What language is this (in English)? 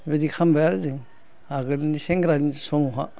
Bodo